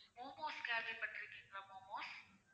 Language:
Tamil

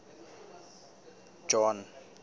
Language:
Southern Sotho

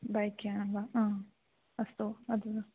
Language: Sanskrit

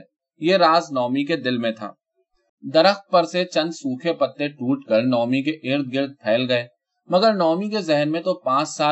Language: Urdu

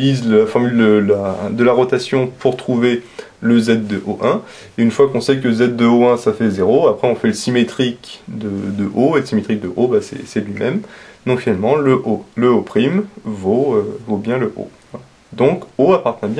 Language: French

